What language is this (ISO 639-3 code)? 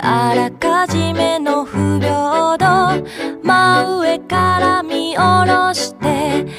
jpn